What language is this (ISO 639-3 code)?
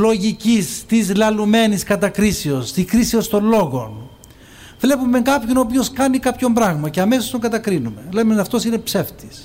ell